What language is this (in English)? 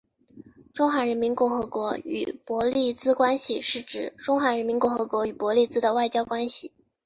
Chinese